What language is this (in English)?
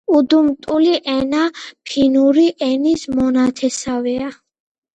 Georgian